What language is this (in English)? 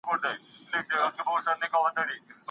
Pashto